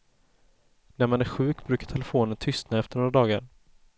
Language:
Swedish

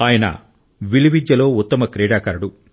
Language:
Telugu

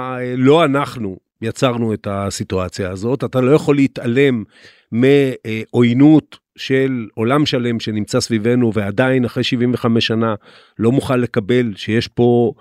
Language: Hebrew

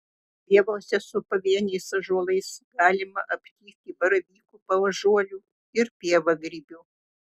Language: Lithuanian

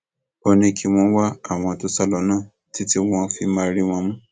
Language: Yoruba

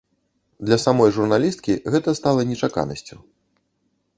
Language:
Belarusian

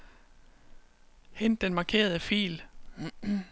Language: Danish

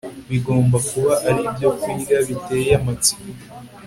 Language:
Kinyarwanda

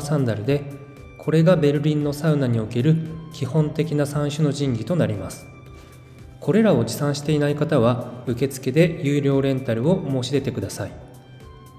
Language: Japanese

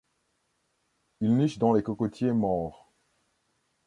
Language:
French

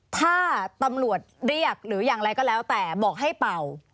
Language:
Thai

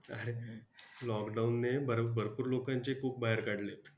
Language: Marathi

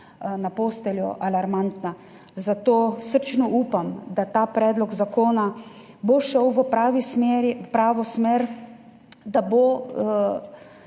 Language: Slovenian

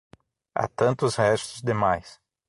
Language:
Portuguese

